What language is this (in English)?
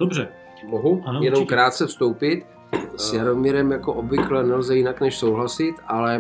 Czech